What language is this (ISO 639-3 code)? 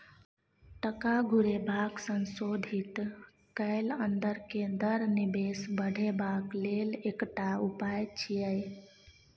mai